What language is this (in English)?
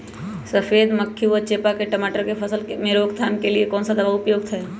Magahi